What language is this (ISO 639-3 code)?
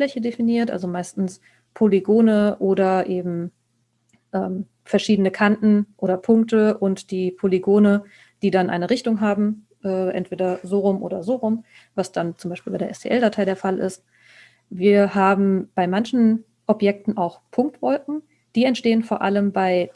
deu